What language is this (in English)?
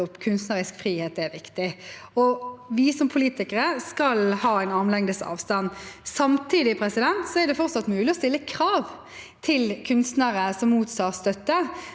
Norwegian